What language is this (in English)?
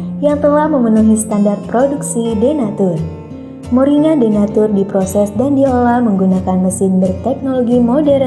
Indonesian